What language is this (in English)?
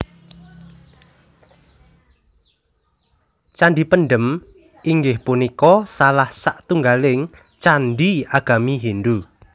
Javanese